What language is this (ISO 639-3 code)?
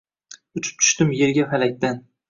uzb